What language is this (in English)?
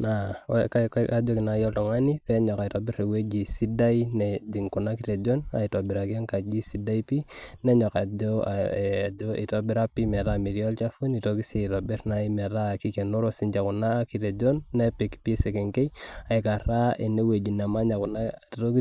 Masai